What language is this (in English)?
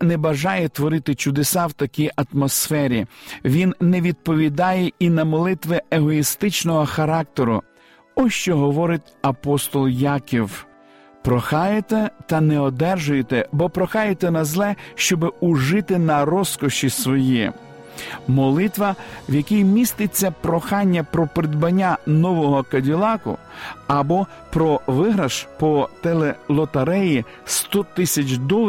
Ukrainian